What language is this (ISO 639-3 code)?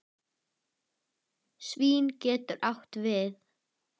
isl